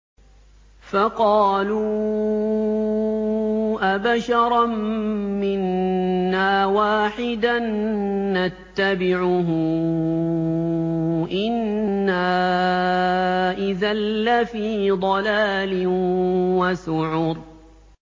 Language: Arabic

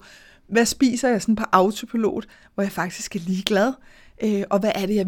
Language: Danish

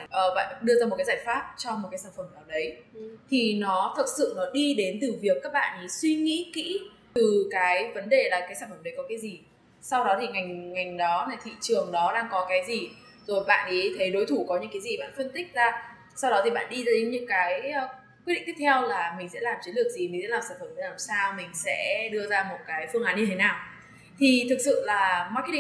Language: Vietnamese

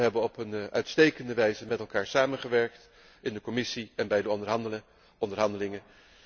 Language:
Dutch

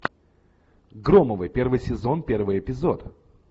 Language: Russian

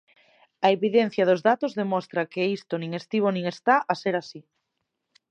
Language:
Galician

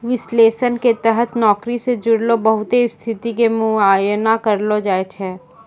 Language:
Maithili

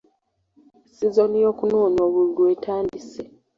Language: Ganda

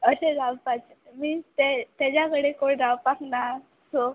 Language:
Konkani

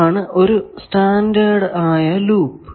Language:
Malayalam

